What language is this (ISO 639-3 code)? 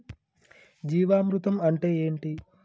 tel